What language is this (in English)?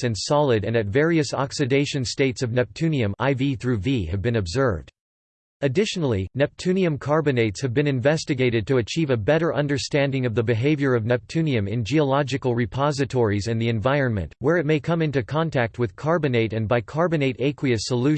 English